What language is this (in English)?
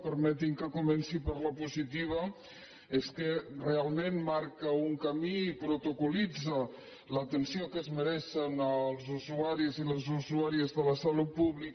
Catalan